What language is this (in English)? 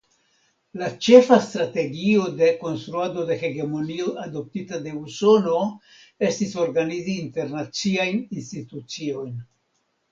Esperanto